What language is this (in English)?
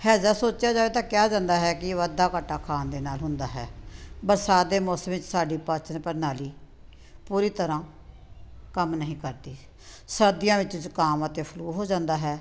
Punjabi